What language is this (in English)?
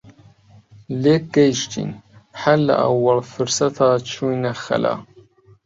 Central Kurdish